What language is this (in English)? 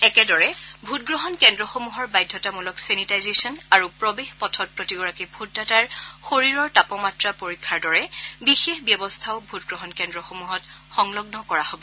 Assamese